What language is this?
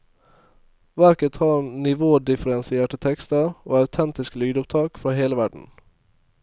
Norwegian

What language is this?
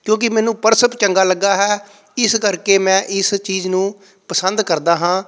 Punjabi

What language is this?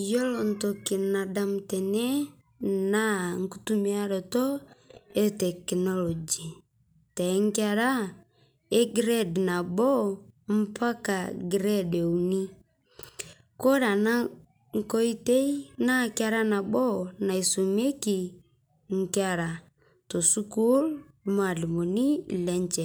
Masai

